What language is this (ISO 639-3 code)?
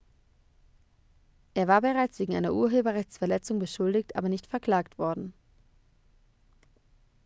deu